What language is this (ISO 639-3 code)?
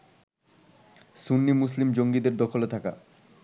ben